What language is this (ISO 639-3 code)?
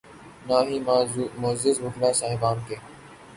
urd